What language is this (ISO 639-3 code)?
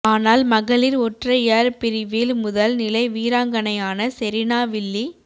tam